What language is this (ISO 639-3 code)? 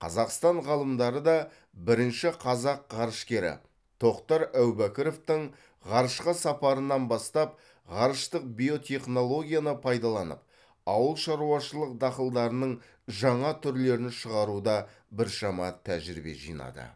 kaz